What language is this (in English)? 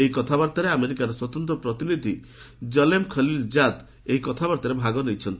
Odia